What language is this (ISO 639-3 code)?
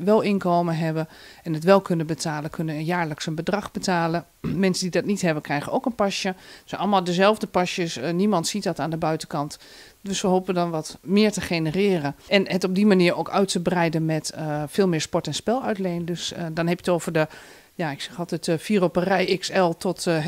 nld